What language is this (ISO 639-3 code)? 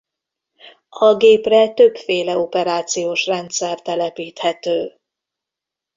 hun